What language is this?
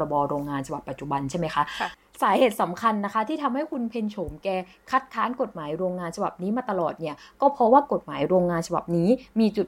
Thai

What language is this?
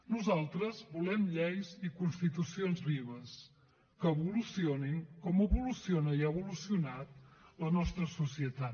Catalan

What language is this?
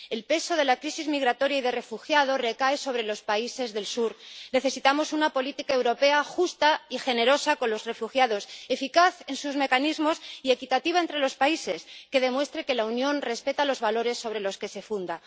Spanish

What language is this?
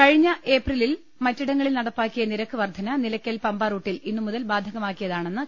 Malayalam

